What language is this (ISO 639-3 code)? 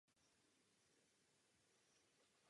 ces